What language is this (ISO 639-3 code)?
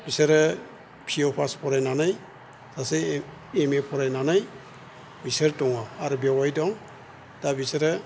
brx